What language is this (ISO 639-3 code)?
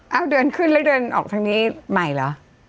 tha